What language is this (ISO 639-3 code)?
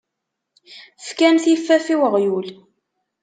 kab